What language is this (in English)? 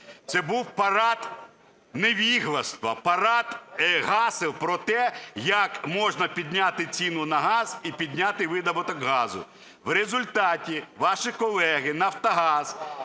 Ukrainian